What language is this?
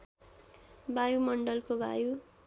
Nepali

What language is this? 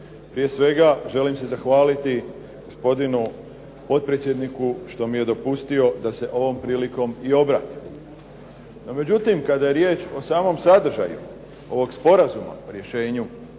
Croatian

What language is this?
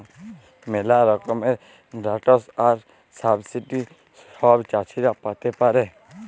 Bangla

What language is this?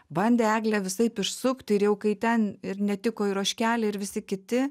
Lithuanian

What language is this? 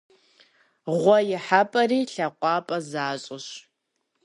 Kabardian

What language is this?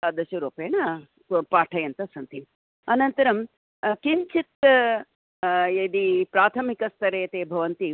Sanskrit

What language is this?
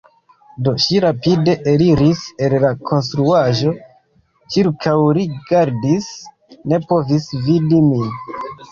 Esperanto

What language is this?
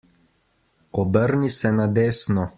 Slovenian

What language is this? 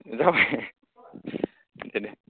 Bodo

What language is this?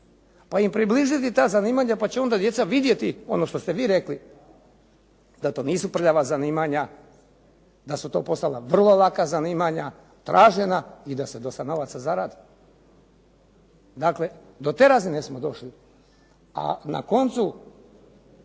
Croatian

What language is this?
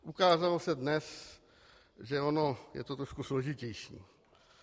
Czech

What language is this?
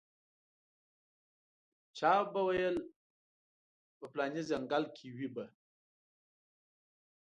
Pashto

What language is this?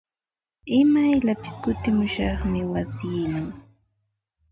Ambo-Pasco Quechua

